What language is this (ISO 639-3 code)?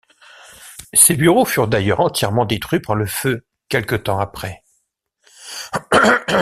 fra